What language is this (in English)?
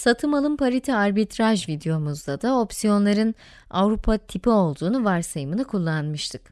Turkish